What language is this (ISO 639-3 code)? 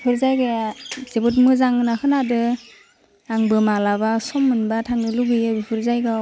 brx